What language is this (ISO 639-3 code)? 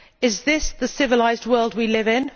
eng